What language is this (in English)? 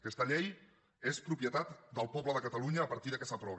Catalan